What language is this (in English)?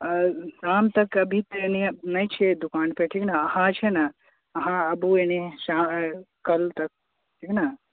Maithili